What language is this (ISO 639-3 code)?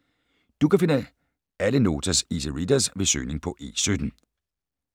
dan